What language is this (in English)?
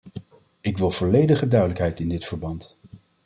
Dutch